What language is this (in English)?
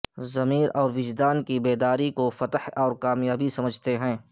Urdu